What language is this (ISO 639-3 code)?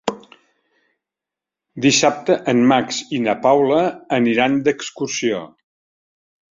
cat